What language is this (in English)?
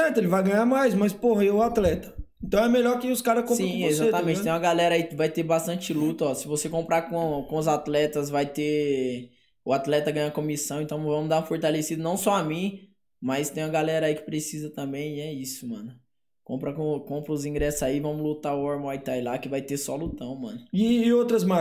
Portuguese